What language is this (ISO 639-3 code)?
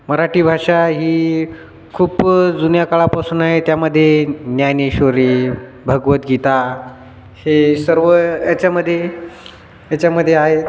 mar